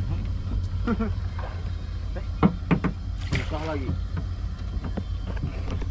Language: Indonesian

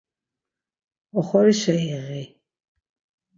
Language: Laz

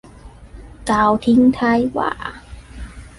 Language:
Thai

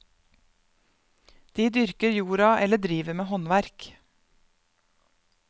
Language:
Norwegian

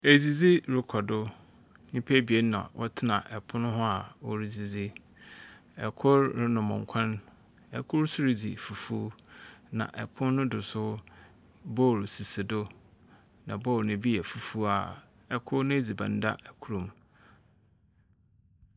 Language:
Akan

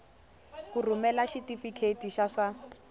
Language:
Tsonga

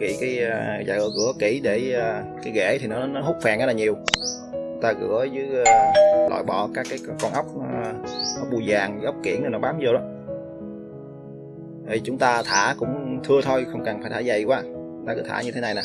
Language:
Vietnamese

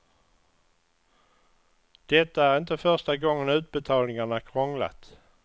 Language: Swedish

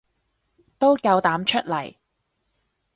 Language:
Cantonese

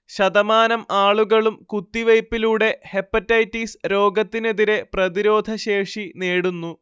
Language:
Malayalam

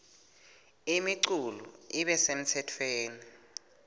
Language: Swati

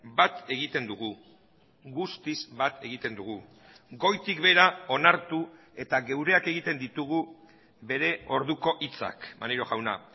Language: Basque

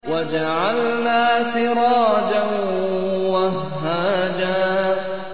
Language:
Arabic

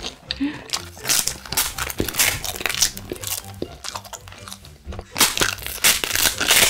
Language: Korean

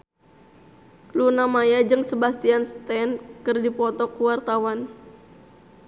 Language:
Sundanese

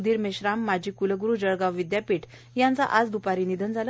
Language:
Marathi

